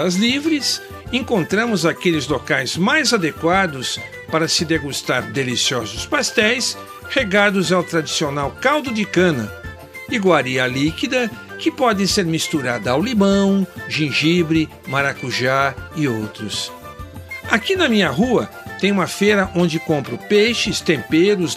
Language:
Portuguese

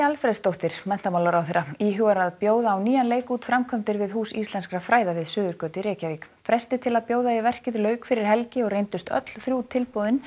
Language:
Icelandic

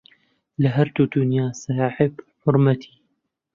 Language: Central Kurdish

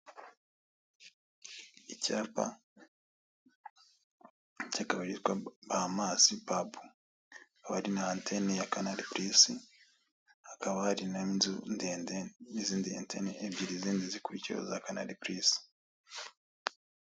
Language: Kinyarwanda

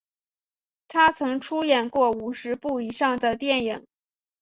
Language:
Chinese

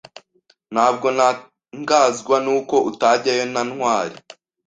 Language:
Kinyarwanda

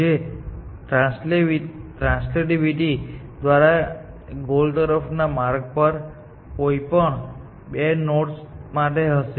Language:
Gujarati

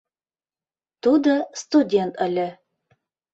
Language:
Mari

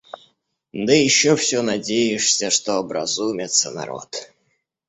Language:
Russian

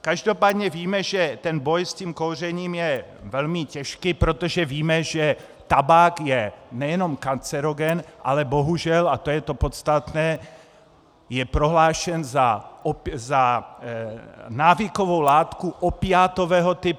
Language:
Czech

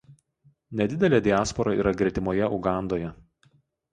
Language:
Lithuanian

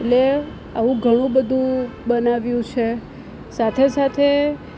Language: Gujarati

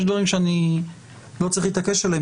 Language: Hebrew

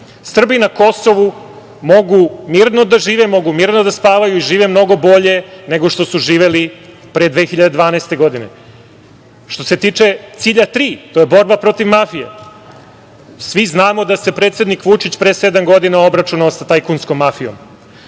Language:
Serbian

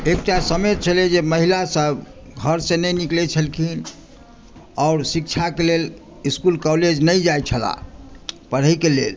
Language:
Maithili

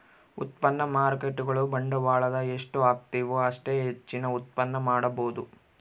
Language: Kannada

